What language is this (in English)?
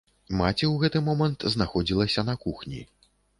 Belarusian